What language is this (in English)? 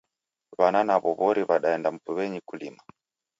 Taita